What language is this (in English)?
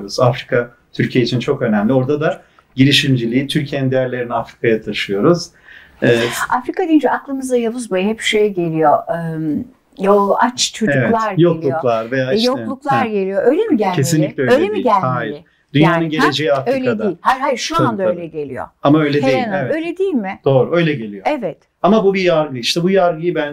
Turkish